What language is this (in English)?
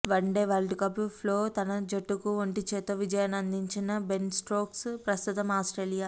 Telugu